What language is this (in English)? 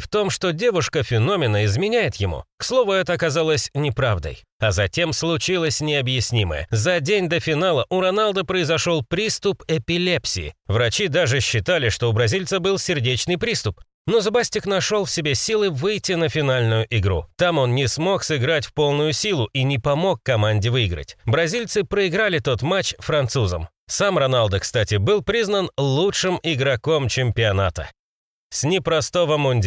Russian